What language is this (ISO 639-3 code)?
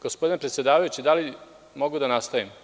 srp